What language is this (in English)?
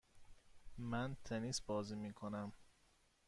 Persian